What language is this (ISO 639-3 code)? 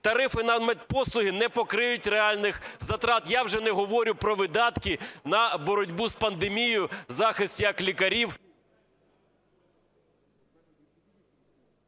ukr